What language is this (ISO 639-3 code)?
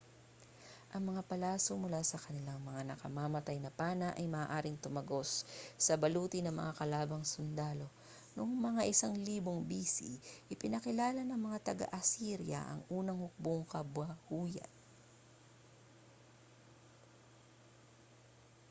fil